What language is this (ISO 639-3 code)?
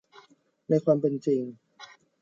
tha